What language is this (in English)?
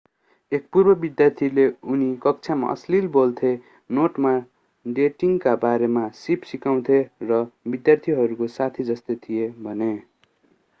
Nepali